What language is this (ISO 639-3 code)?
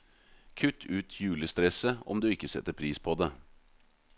nor